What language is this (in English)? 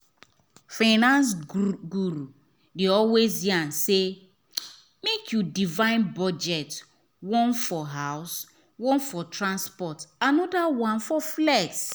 Nigerian Pidgin